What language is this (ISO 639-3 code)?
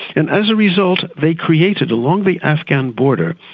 eng